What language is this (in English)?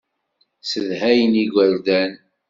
Kabyle